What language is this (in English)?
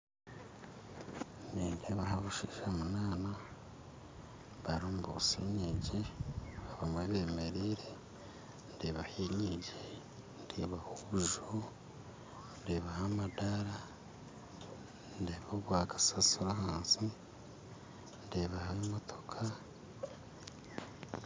Nyankole